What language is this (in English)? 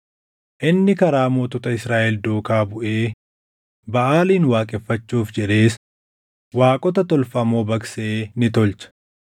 Oromo